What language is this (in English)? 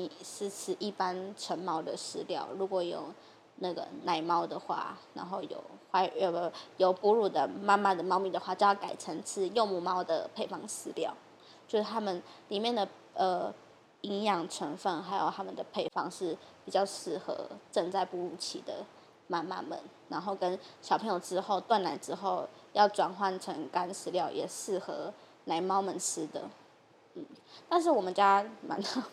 Chinese